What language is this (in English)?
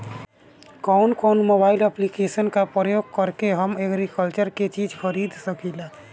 Bhojpuri